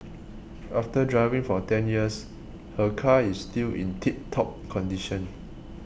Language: English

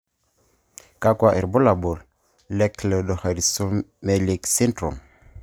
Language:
Masai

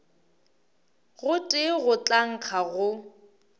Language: Northern Sotho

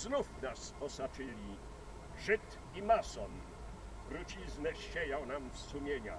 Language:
Polish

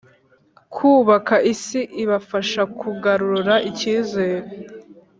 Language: Kinyarwanda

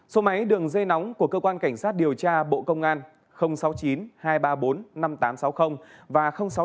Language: Vietnamese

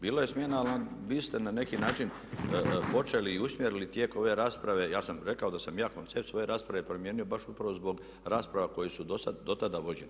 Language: Croatian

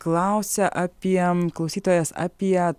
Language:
Lithuanian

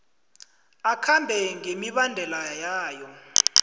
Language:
South Ndebele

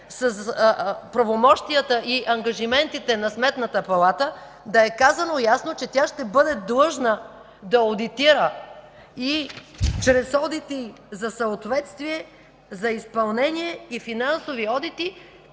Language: Bulgarian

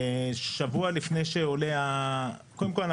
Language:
Hebrew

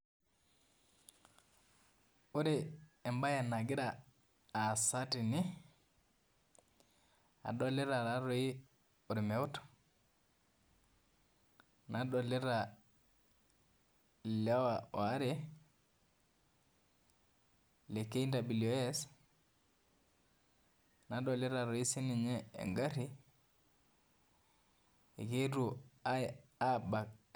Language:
Masai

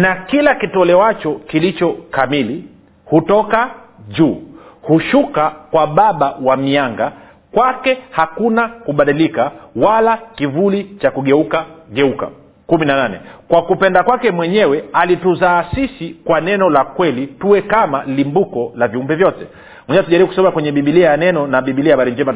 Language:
Swahili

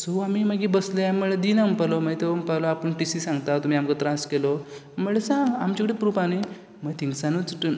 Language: Konkani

